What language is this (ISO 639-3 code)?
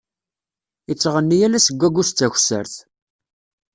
kab